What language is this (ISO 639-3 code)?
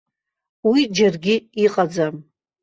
abk